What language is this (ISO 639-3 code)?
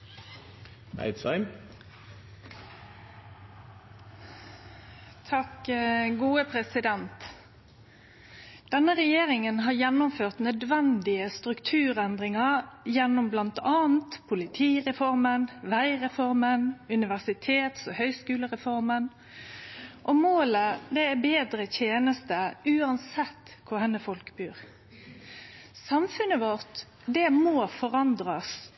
nno